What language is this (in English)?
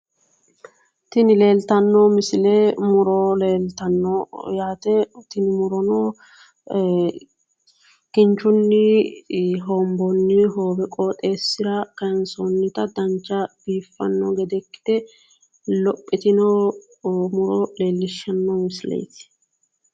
Sidamo